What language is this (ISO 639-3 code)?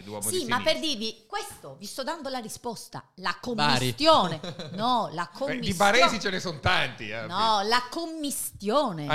ita